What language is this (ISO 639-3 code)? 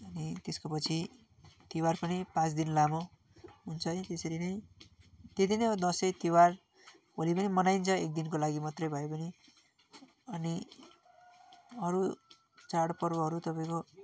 nep